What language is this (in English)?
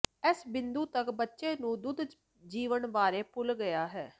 Punjabi